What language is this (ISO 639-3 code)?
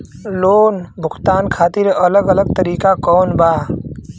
bho